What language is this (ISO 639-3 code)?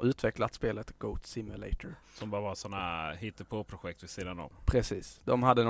swe